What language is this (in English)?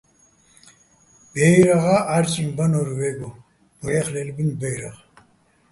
Bats